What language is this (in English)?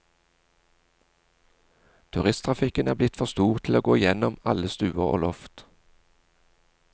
Norwegian